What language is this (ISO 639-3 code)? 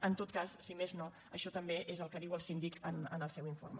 cat